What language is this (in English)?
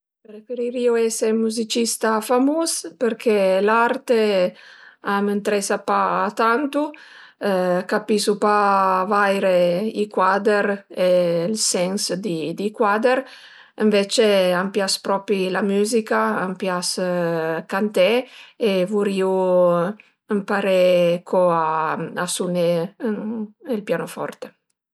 Piedmontese